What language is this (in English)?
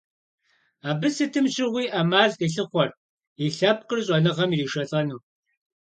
Kabardian